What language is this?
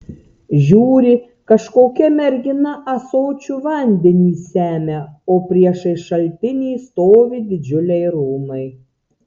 Lithuanian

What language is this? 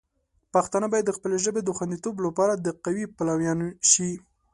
Pashto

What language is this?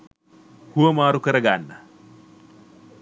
Sinhala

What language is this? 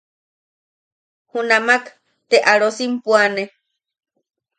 Yaqui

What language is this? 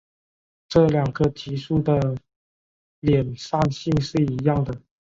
Chinese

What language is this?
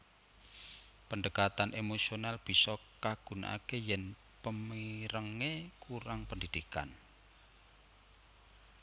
Javanese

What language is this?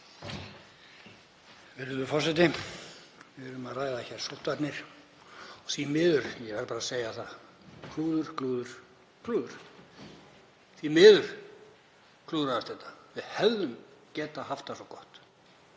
Icelandic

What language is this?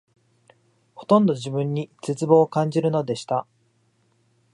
Japanese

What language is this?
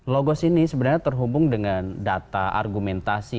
Indonesian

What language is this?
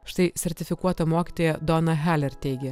Lithuanian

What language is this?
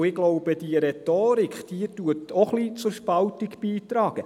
Swiss German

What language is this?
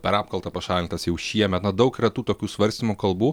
Lithuanian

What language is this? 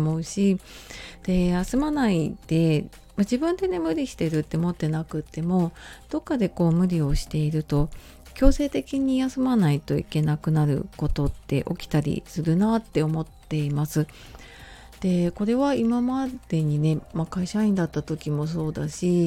Japanese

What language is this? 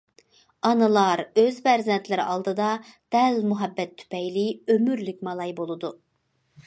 Uyghur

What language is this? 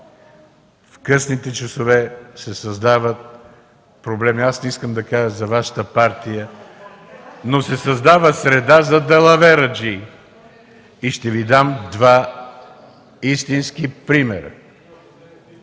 Bulgarian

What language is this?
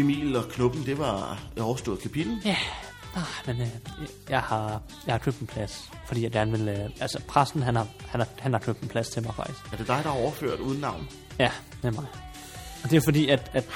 Danish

